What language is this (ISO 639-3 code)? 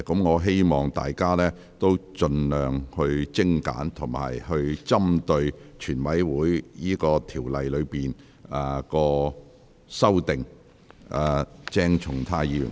yue